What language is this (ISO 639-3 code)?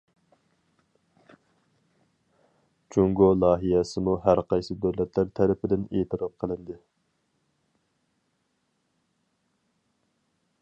uig